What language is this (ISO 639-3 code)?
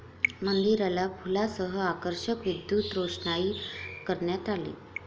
mar